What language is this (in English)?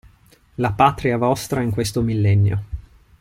Italian